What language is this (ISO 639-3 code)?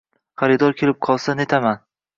uzb